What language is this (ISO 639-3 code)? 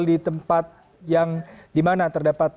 ind